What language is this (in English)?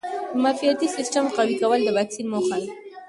Pashto